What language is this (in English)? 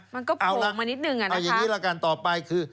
Thai